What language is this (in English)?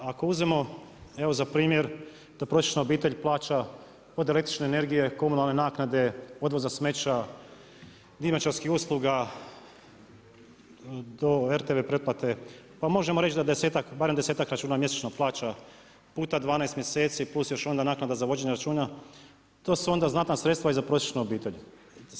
Croatian